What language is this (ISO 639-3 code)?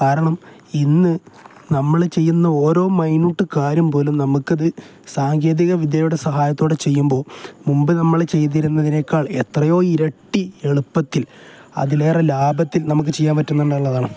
mal